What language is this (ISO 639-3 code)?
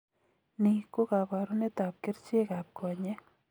kln